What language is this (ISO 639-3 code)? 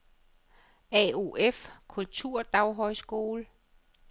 dan